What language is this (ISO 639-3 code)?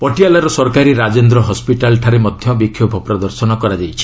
ori